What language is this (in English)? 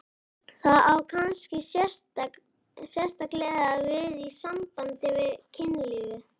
Icelandic